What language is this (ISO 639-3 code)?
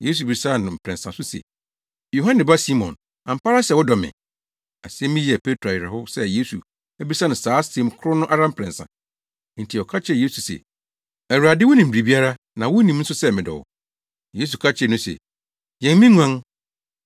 aka